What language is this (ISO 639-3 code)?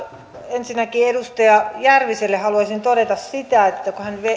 fin